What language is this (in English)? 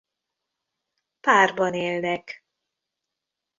Hungarian